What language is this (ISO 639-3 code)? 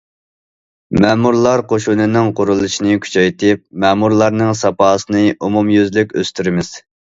uig